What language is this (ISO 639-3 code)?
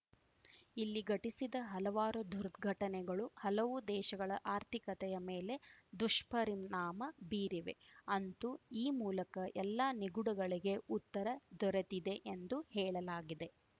kan